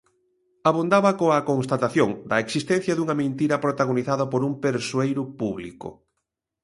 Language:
Galician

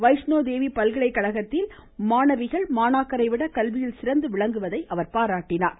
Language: Tamil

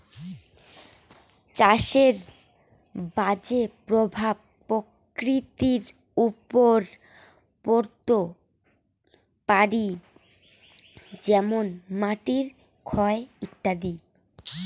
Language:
Bangla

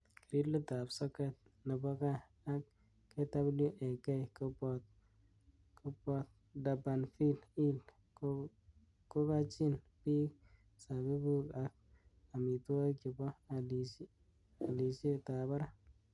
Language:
Kalenjin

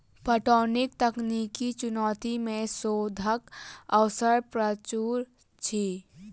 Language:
Maithili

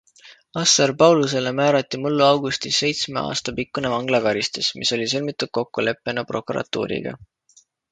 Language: Estonian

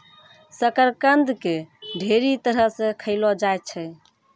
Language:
Maithili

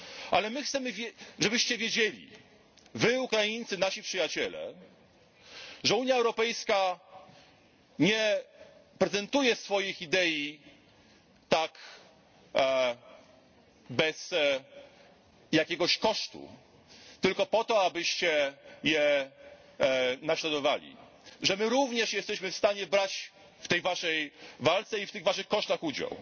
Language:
Polish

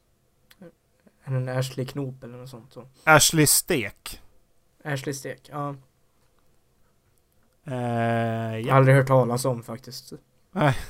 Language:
Swedish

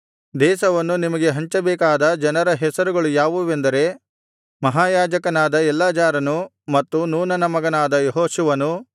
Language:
Kannada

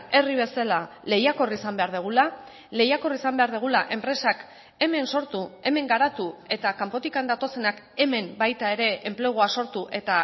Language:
Basque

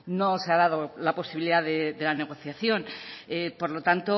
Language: Spanish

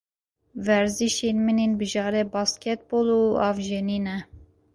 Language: Kurdish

